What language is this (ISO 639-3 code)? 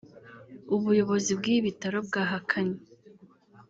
kin